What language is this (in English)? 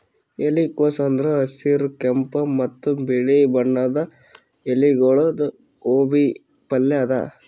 Kannada